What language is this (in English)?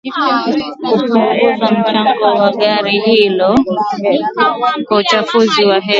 Swahili